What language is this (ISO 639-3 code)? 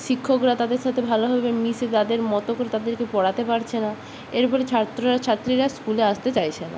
ben